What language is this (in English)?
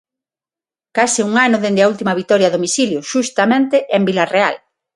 Galician